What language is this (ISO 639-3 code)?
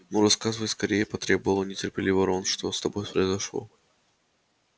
rus